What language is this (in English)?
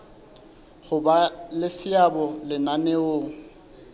Southern Sotho